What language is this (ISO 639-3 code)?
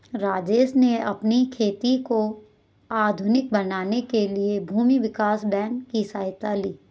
hin